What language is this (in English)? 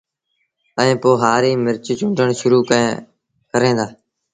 Sindhi Bhil